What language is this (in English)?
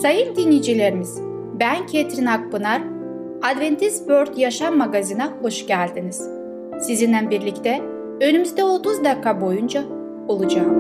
Turkish